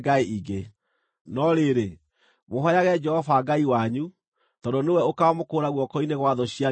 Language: Kikuyu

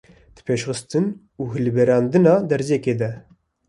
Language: Kurdish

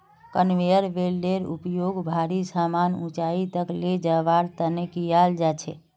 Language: Magahi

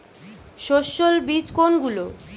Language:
Bangla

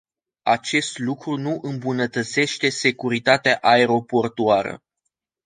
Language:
Romanian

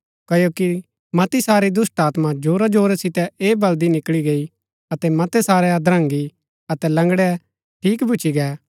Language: Gaddi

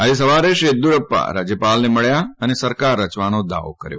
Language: Gujarati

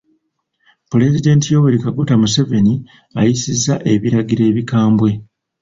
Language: Ganda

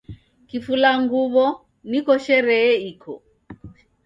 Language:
Taita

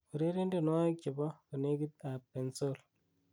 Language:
Kalenjin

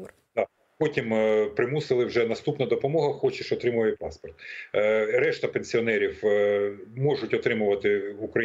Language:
Ukrainian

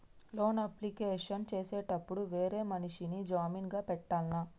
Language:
Telugu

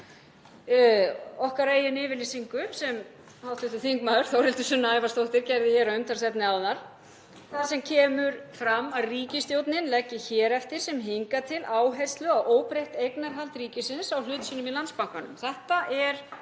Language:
Icelandic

